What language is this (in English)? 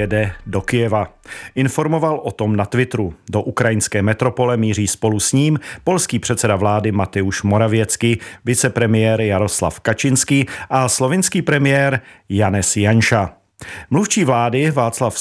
Czech